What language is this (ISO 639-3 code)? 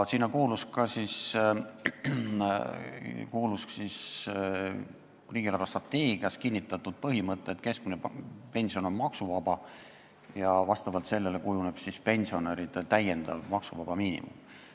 est